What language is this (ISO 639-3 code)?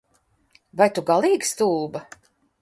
lav